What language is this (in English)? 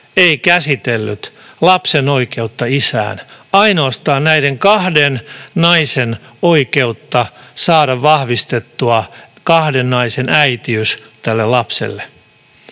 Finnish